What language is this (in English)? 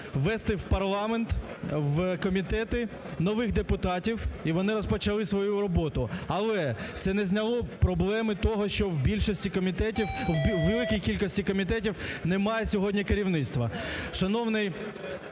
Ukrainian